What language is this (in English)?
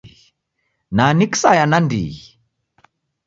Taita